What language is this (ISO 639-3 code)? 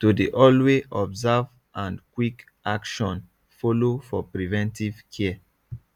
pcm